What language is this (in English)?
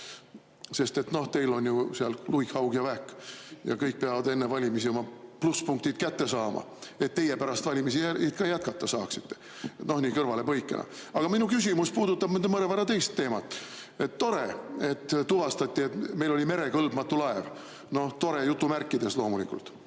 Estonian